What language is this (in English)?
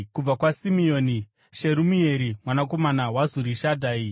Shona